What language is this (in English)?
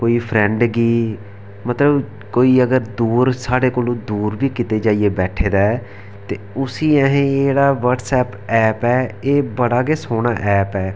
Dogri